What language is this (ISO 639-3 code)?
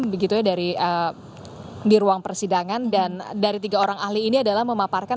ind